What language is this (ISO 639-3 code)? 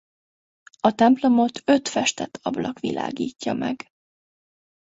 hun